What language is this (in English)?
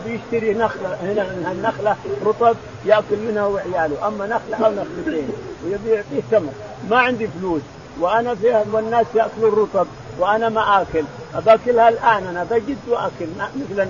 Arabic